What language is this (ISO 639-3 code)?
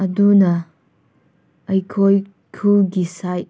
mni